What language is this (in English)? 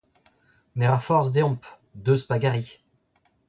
Breton